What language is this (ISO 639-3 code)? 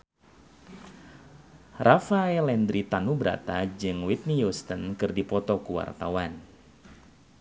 sun